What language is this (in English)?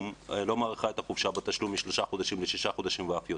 Hebrew